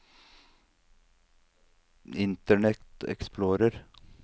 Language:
Norwegian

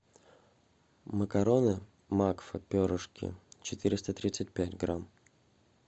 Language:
Russian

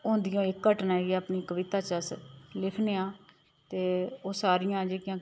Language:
Dogri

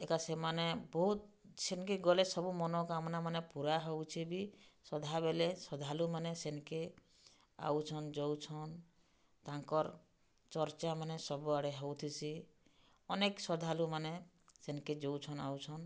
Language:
Odia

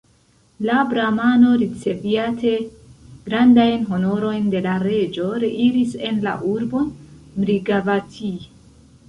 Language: Esperanto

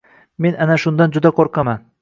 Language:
Uzbek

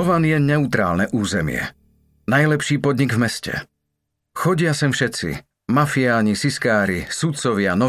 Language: Slovak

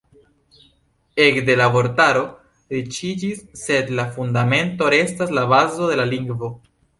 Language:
Esperanto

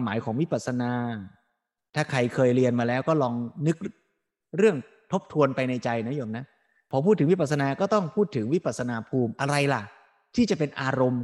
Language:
Thai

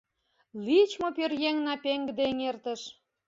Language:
Mari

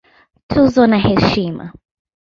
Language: Swahili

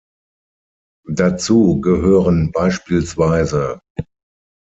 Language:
German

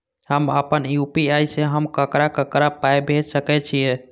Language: Maithili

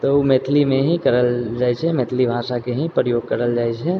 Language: Maithili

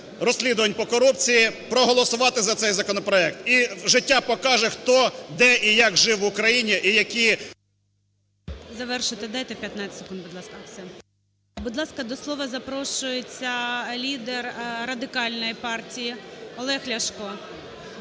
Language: Ukrainian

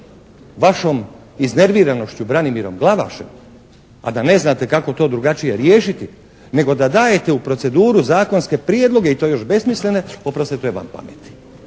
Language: Croatian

